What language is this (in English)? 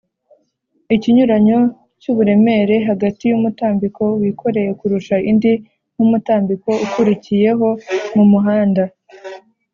Kinyarwanda